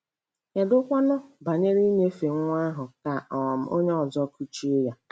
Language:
Igbo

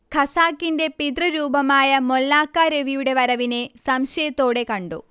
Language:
Malayalam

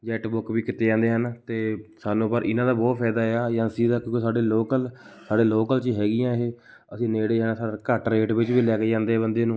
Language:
Punjabi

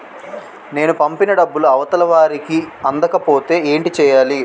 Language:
Telugu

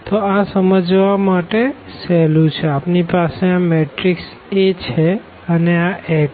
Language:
Gujarati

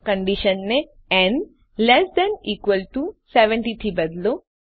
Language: Gujarati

